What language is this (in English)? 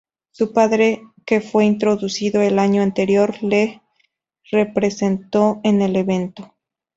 Spanish